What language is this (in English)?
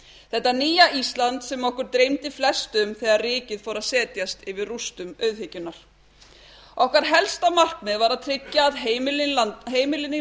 Icelandic